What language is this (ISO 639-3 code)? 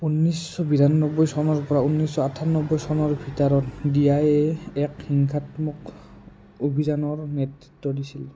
asm